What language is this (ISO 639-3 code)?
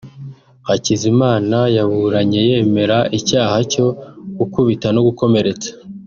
kin